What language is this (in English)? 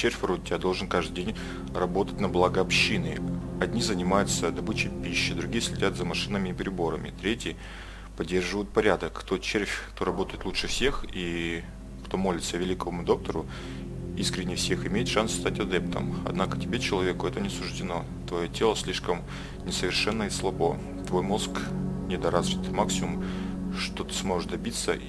Russian